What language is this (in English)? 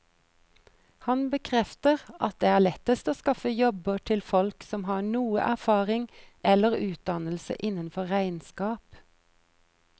Norwegian